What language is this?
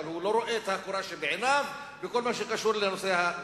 Hebrew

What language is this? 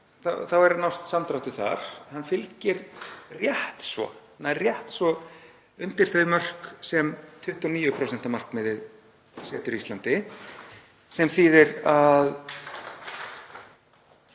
Icelandic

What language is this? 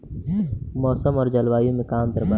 Bhojpuri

